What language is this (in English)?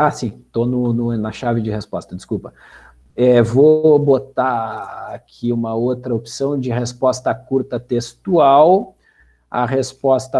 Portuguese